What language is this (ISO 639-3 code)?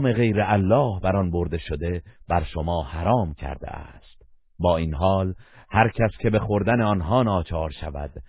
fas